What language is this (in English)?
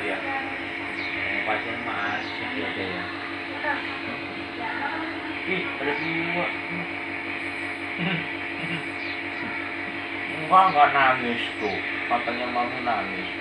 Indonesian